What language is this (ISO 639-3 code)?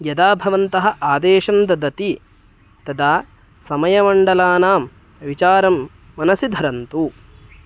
san